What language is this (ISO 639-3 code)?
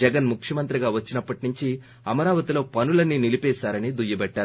tel